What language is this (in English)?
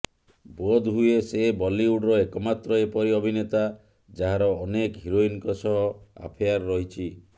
Odia